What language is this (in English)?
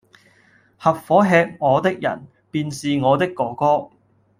Cantonese